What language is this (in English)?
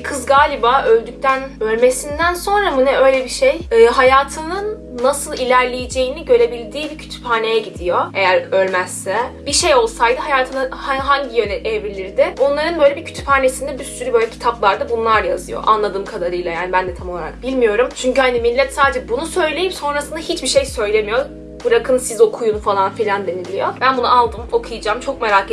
Turkish